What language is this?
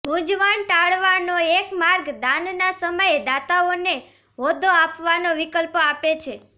Gujarati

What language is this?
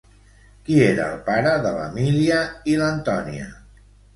Catalan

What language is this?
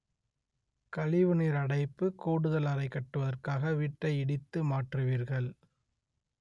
Tamil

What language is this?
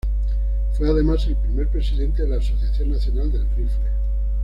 Spanish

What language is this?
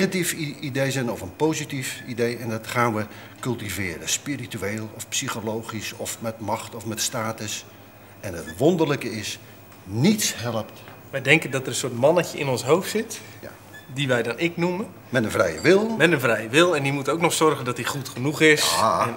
Dutch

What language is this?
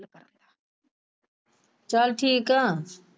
Punjabi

